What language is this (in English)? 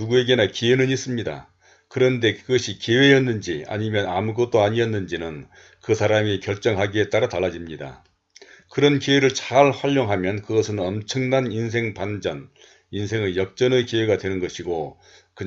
Korean